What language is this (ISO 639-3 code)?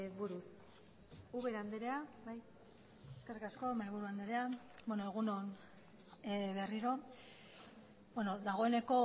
eus